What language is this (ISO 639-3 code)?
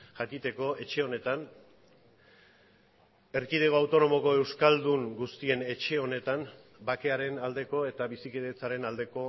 eus